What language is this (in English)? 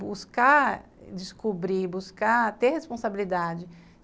Portuguese